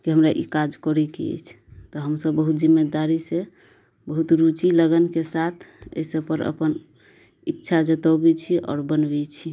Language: Maithili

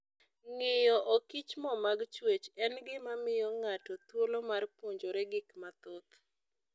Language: Luo (Kenya and Tanzania)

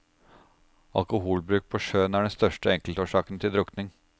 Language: Norwegian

